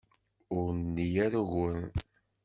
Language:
Kabyle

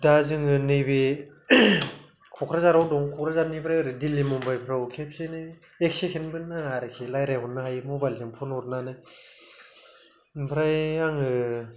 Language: Bodo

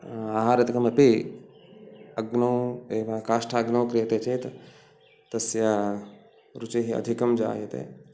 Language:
Sanskrit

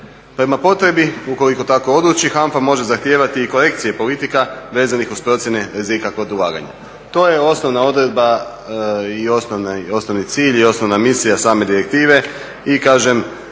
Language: Croatian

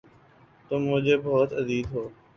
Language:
Urdu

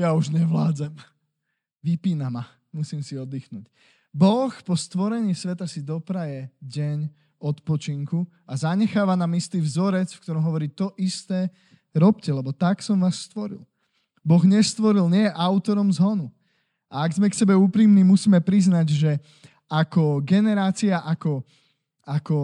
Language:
Slovak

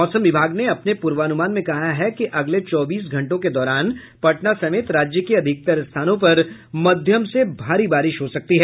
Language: Hindi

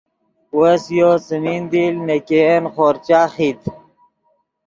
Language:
Yidgha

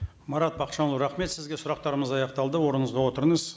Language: Kazakh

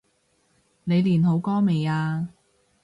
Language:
Cantonese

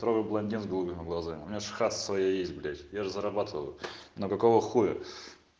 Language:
Russian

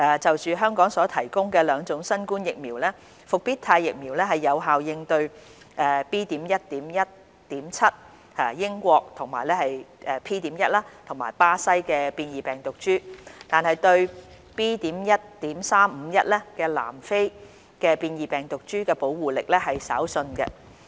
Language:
Cantonese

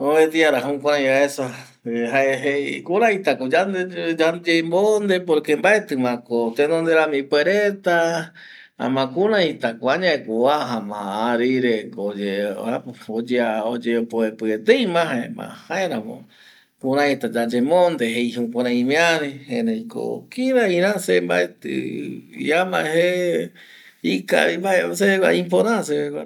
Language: Eastern Bolivian Guaraní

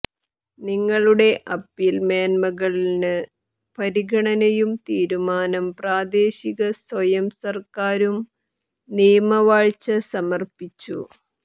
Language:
Malayalam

